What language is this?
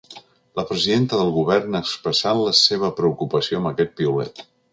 Catalan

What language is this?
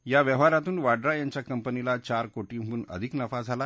Marathi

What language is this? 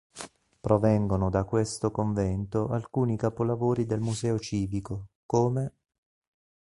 Italian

